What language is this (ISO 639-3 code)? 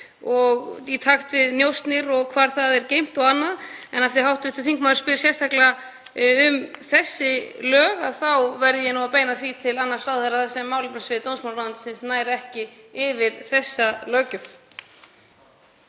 isl